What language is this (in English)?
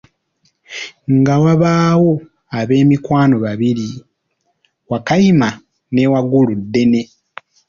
Ganda